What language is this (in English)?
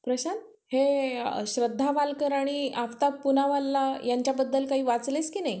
Marathi